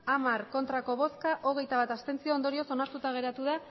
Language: Basque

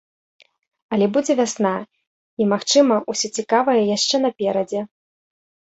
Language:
Belarusian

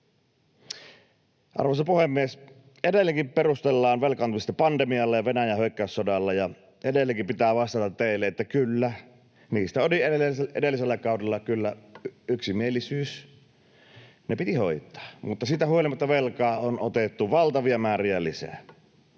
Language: Finnish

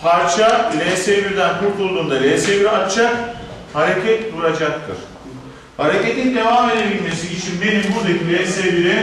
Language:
Turkish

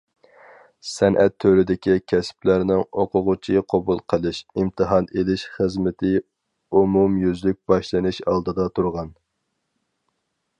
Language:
Uyghur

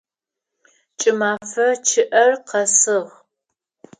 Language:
Adyghe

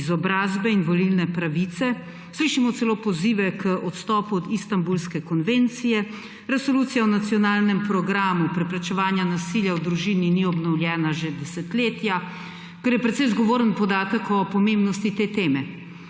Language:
Slovenian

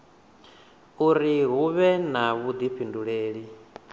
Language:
Venda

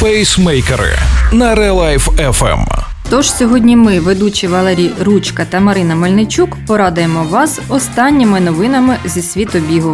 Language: Ukrainian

